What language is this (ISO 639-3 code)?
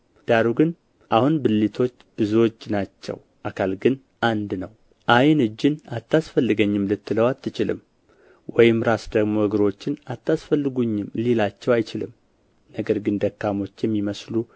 amh